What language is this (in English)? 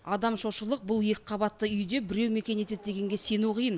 Kazakh